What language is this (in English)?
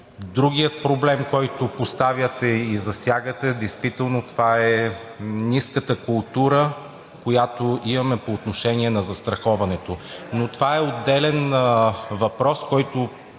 Bulgarian